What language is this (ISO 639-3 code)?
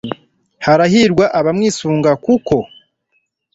kin